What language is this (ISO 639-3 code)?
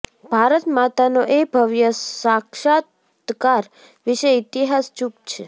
guj